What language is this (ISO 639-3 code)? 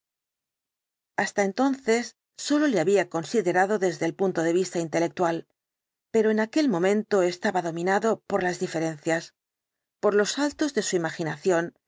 spa